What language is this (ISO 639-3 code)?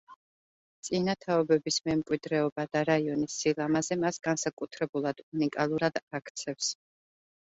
kat